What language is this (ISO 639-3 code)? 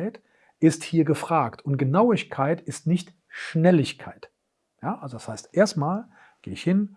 deu